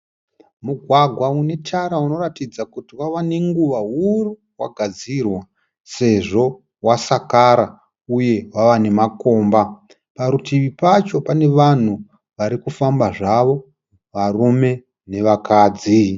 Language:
Shona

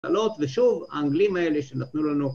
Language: Hebrew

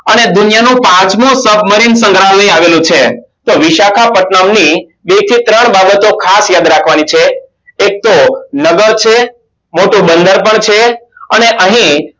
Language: Gujarati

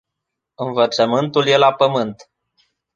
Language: Romanian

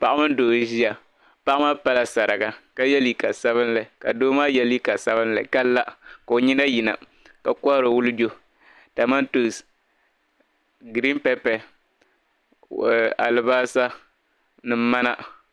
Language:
Dagbani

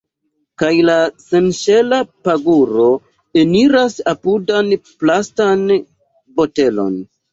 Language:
Esperanto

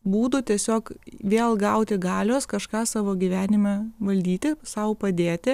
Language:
Lithuanian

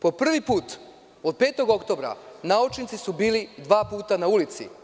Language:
Serbian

